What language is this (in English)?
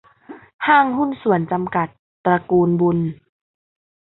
Thai